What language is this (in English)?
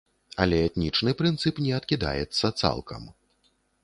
Belarusian